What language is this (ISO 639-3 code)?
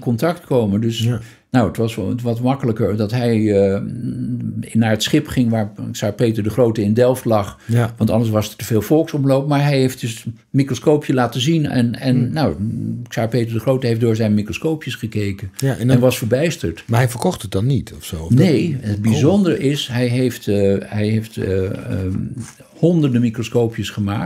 nld